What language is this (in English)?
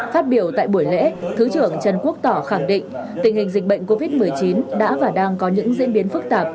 Vietnamese